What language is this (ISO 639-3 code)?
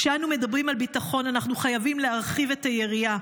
heb